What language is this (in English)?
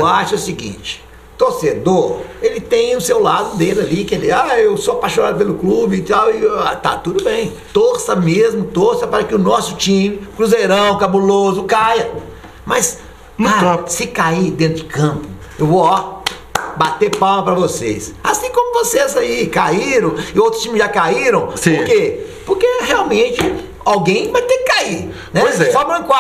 Portuguese